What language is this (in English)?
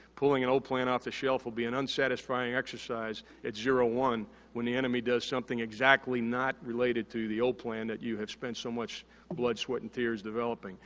English